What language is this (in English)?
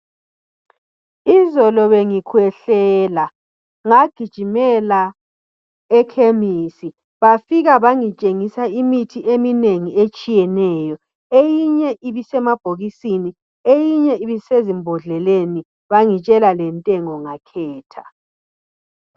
North Ndebele